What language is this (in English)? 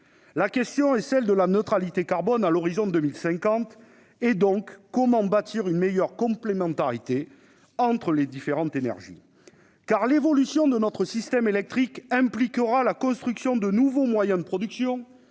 French